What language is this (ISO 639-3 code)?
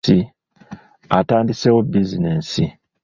lug